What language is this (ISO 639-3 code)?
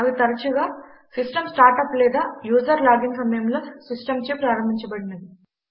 tel